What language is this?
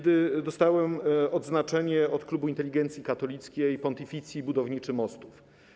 Polish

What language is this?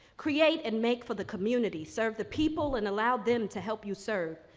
English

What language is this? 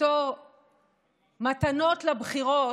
Hebrew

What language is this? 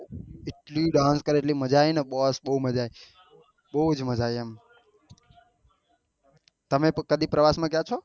Gujarati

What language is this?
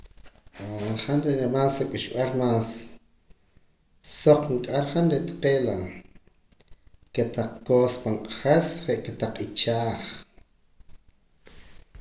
Poqomam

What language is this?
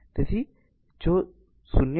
Gujarati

